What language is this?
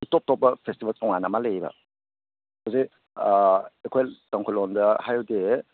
Manipuri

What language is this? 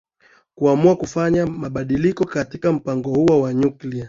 Swahili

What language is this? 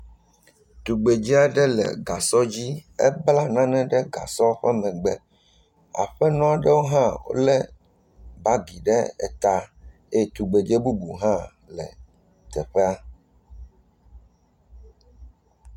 Ewe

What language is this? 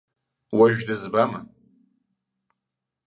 Abkhazian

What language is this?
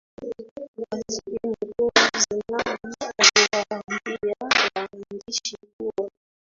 Swahili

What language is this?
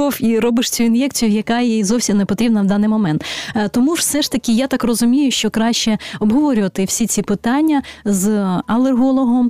Ukrainian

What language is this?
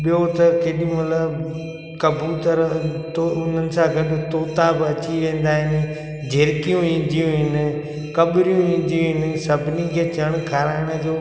Sindhi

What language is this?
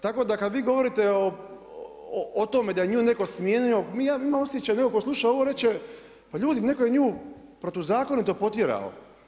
Croatian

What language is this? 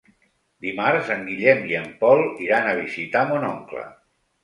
Catalan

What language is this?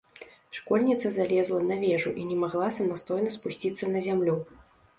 Belarusian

